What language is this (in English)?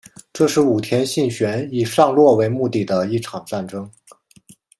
Chinese